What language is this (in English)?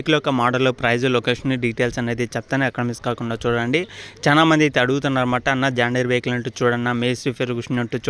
Hindi